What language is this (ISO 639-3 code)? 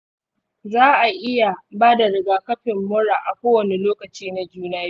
hau